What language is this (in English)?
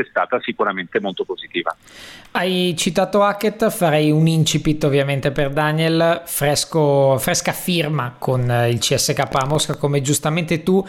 Italian